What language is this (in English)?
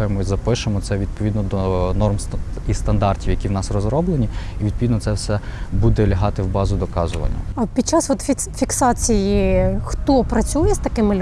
Ukrainian